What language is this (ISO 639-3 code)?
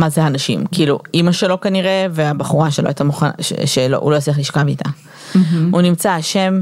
heb